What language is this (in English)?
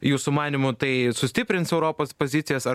Lithuanian